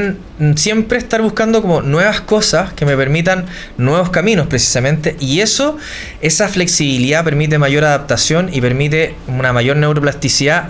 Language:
Spanish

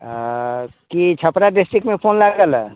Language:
Maithili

